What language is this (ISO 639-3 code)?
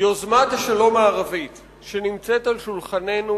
heb